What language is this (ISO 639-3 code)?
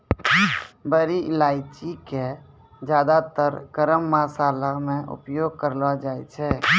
mai